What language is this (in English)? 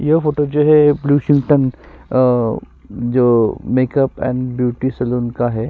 Hindi